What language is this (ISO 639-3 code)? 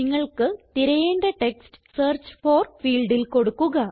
mal